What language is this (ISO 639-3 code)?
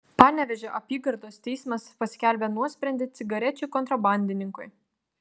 lit